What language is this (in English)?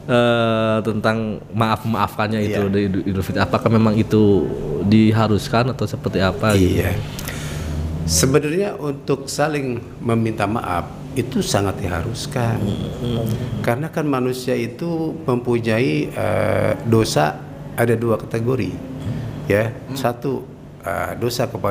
Indonesian